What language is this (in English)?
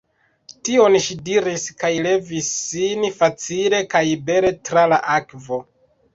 Esperanto